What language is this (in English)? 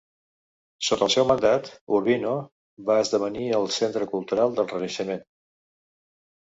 Catalan